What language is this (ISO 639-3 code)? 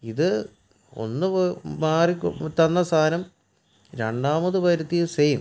mal